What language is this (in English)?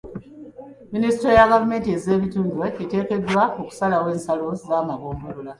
Ganda